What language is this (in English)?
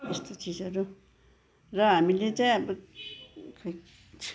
Nepali